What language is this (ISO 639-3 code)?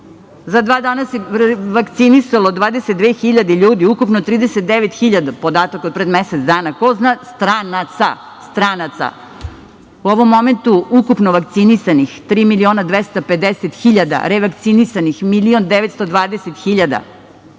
srp